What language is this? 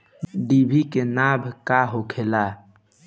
Bhojpuri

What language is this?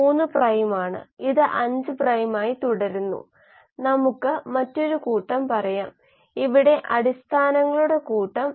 Malayalam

